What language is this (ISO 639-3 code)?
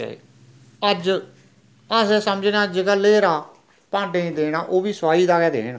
doi